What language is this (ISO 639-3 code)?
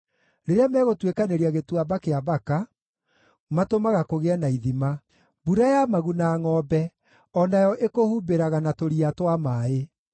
kik